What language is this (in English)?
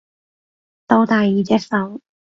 Cantonese